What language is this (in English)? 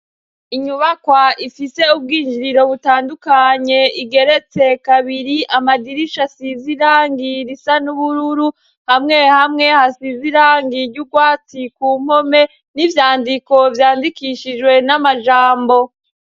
Rundi